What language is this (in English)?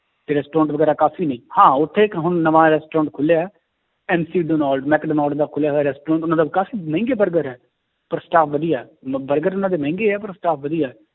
Punjabi